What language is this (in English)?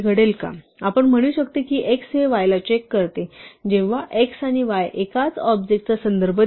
Marathi